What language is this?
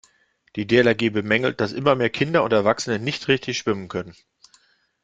German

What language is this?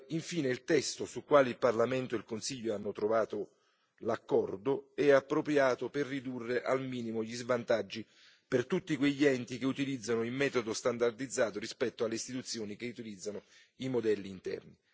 Italian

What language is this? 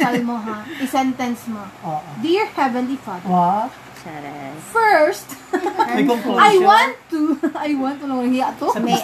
Filipino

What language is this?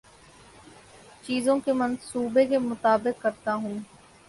Urdu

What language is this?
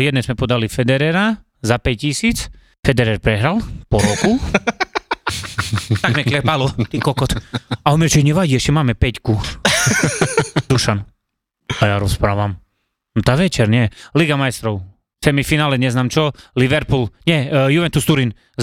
Slovak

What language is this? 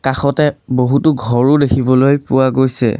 Assamese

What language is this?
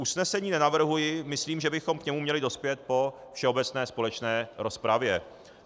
Czech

